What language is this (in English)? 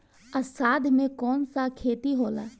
Bhojpuri